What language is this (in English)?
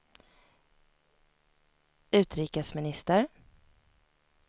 Swedish